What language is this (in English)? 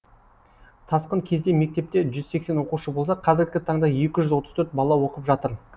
Kazakh